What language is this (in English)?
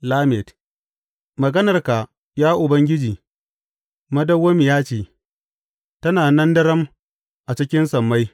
Hausa